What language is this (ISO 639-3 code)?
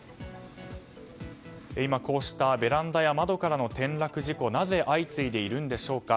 jpn